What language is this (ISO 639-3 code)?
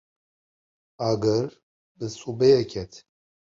kur